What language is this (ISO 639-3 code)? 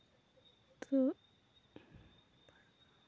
kas